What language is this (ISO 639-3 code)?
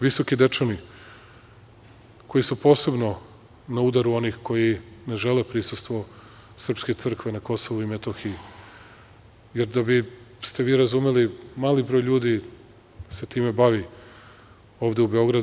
srp